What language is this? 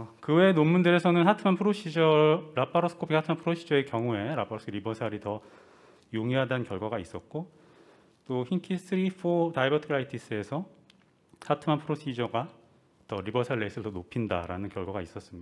Korean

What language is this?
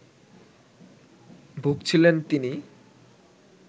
Bangla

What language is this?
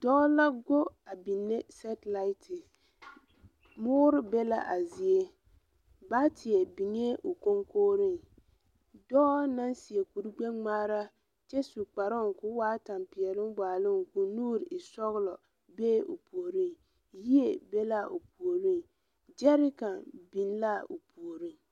Southern Dagaare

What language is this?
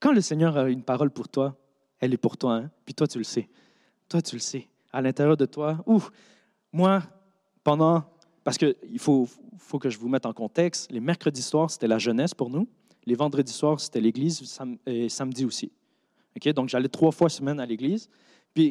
French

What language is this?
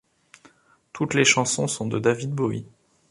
French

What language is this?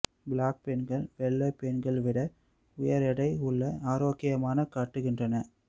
Tamil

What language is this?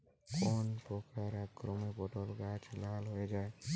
Bangla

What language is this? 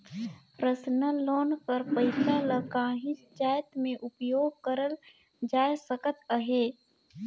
Chhattisgarhi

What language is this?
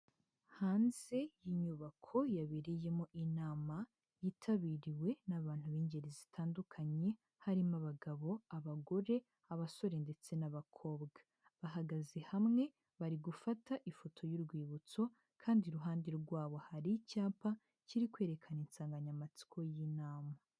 Kinyarwanda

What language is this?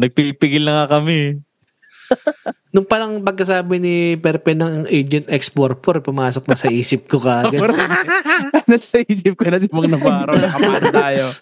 Filipino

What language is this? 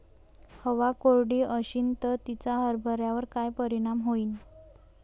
Marathi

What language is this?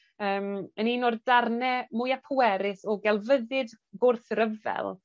Welsh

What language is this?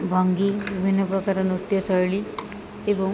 Odia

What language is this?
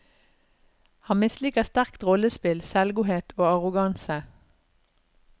Norwegian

